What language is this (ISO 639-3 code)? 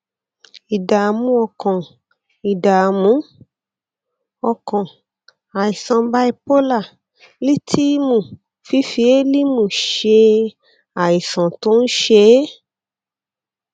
yor